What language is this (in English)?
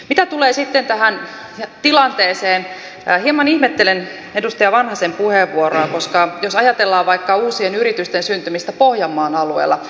Finnish